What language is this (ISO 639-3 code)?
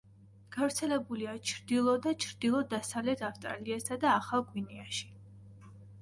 kat